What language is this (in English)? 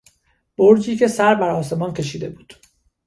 Persian